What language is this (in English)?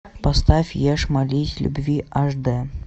Russian